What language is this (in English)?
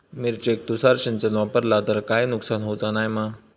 Marathi